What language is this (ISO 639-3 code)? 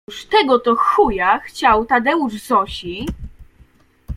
pol